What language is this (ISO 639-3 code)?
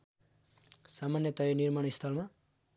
nep